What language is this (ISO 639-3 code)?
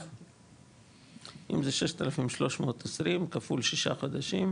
heb